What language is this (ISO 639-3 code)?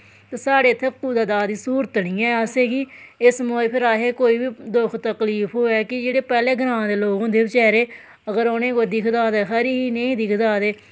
doi